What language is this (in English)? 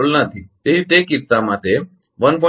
Gujarati